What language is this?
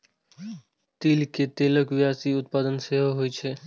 Maithili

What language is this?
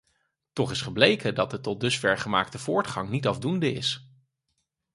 Dutch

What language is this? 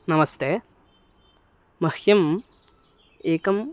Sanskrit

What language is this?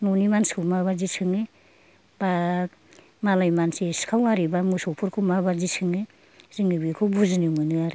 Bodo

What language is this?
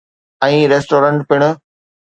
Sindhi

